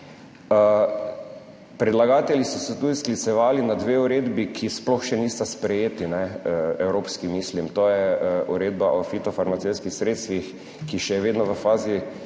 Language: Slovenian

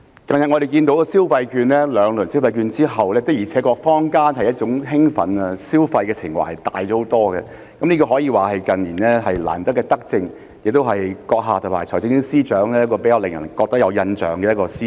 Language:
Cantonese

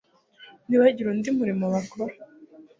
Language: Kinyarwanda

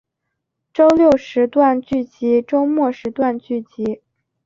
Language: Chinese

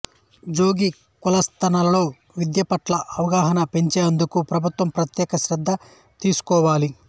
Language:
Telugu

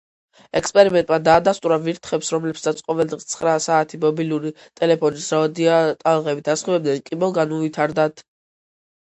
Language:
Georgian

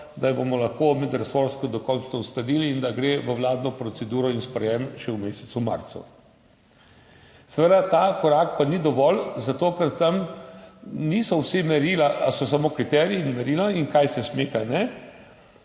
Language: Slovenian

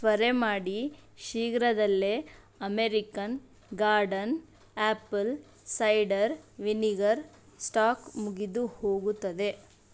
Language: Kannada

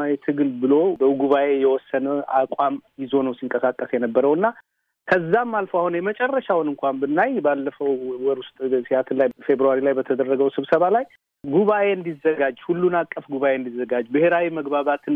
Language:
Amharic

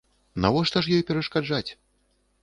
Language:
Belarusian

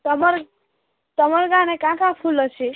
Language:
Odia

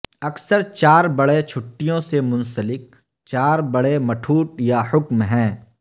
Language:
Urdu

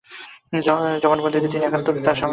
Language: Bangla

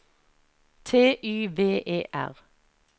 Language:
Norwegian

